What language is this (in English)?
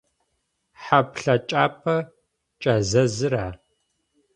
Adyghe